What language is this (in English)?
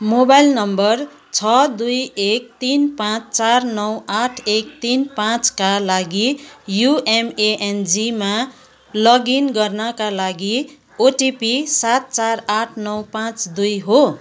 Nepali